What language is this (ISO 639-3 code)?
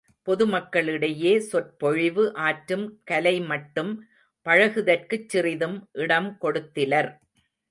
tam